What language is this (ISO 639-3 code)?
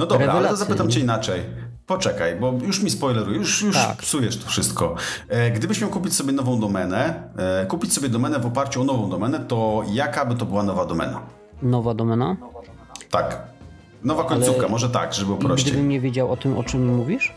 pol